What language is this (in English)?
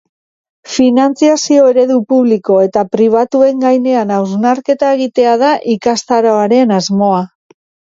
Basque